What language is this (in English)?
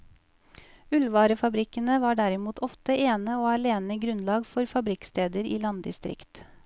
Norwegian